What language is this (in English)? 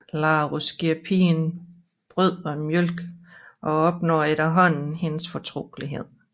Danish